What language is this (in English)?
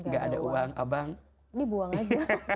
Indonesian